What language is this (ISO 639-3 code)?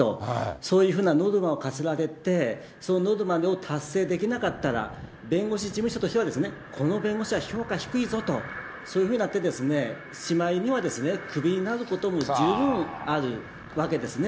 jpn